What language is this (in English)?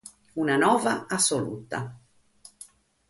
Sardinian